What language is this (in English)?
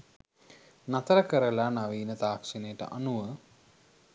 Sinhala